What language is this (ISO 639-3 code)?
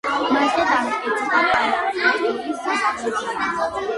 kat